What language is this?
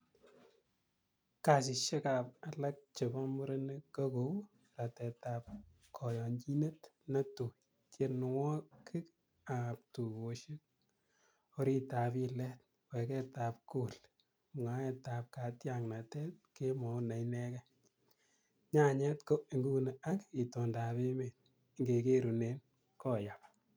Kalenjin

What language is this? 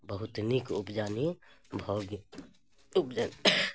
Maithili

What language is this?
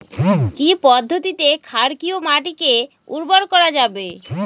Bangla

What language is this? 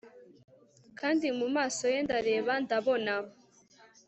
Kinyarwanda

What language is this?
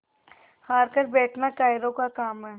Hindi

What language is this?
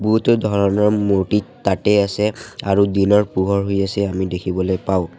Assamese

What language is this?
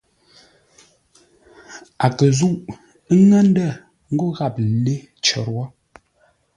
Ngombale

